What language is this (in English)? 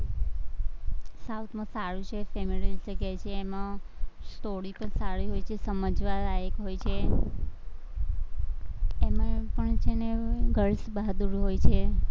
Gujarati